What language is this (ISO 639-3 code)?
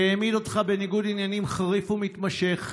heb